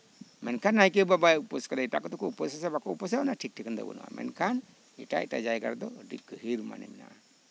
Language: Santali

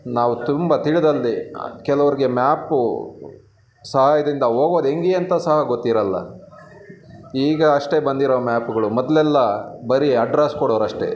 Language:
Kannada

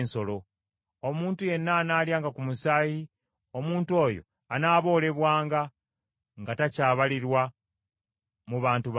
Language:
Ganda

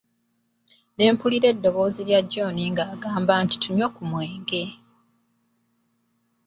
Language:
Ganda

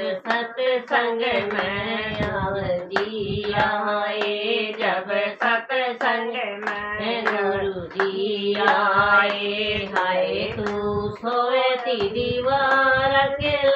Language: Thai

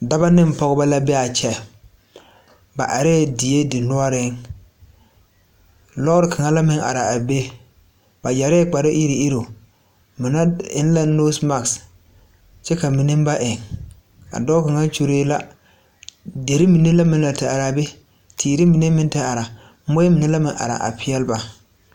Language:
Southern Dagaare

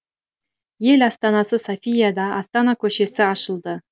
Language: Kazakh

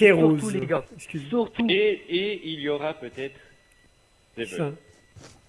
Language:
French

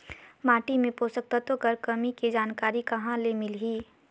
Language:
Chhattisgarhi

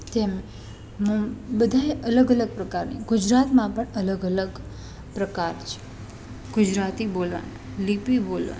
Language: Gujarati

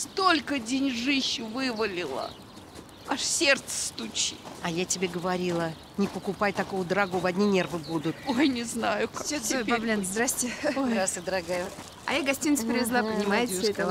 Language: Russian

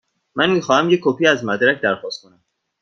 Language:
Persian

